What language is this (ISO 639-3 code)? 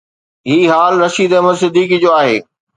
snd